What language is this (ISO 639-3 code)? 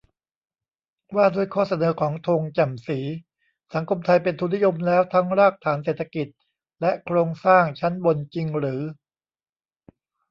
tha